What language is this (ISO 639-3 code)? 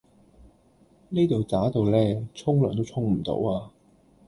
yue